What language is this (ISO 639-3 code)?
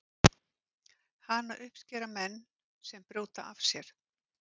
isl